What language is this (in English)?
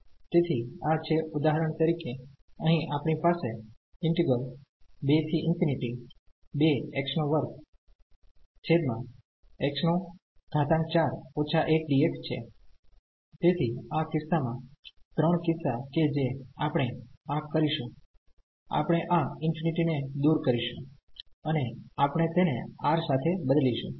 Gujarati